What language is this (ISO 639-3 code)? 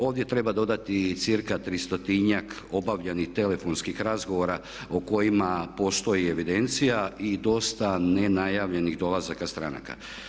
hrv